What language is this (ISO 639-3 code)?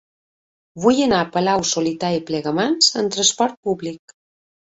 cat